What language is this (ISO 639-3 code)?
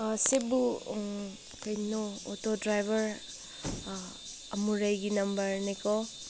mni